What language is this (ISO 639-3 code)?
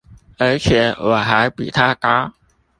zho